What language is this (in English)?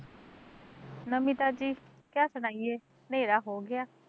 Punjabi